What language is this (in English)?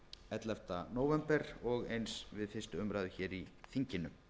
Icelandic